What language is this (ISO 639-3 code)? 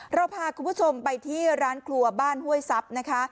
tha